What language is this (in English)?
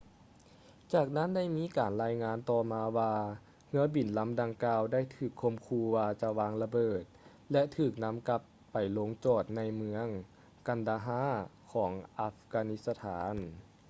Lao